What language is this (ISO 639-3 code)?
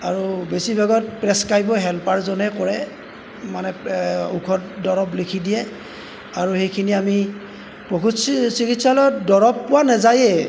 asm